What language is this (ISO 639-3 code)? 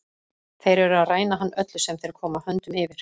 isl